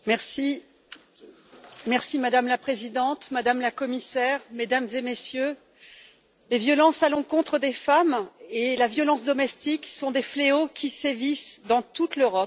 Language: French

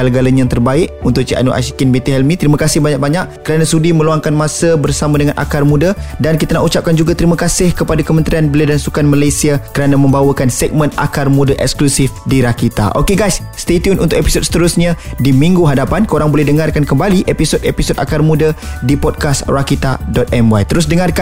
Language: Malay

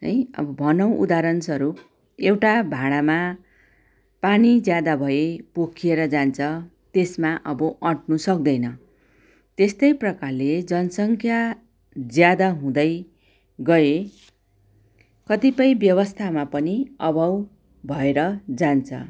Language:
Nepali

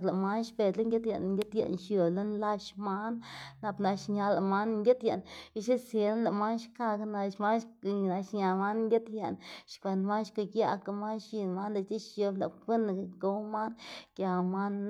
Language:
Xanaguía Zapotec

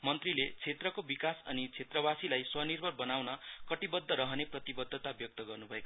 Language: Nepali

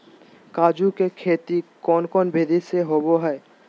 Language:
Magahi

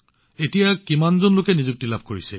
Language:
Assamese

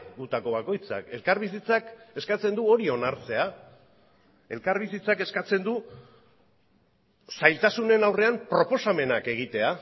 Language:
Basque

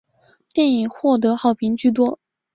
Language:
Chinese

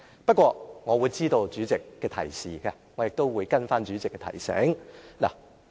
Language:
Cantonese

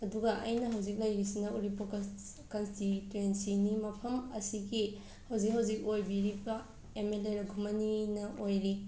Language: Manipuri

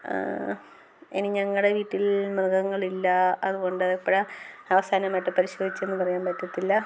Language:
Malayalam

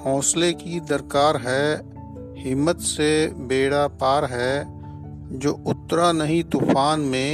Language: Hindi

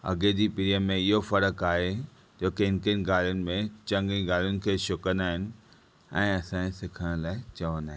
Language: Sindhi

